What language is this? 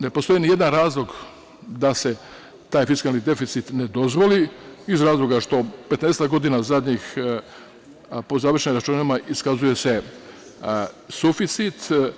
Serbian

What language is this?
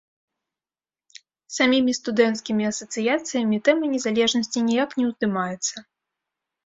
Belarusian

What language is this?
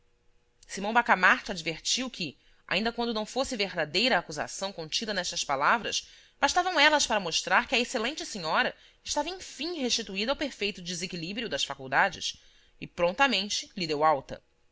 Portuguese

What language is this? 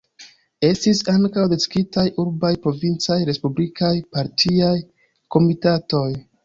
Esperanto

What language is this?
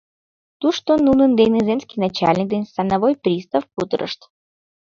Mari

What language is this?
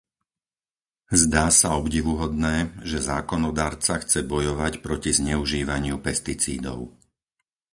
Slovak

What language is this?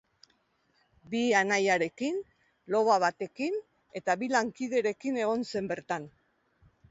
Basque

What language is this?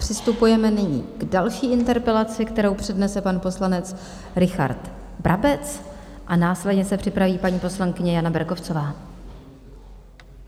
Czech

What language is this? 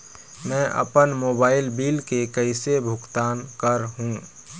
Chhattisgarhi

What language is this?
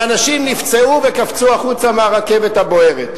Hebrew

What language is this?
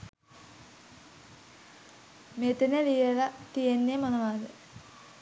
Sinhala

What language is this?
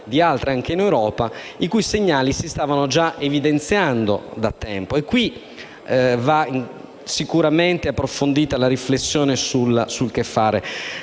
Italian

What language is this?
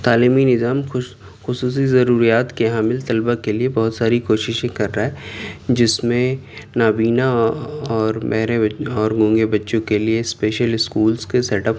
Urdu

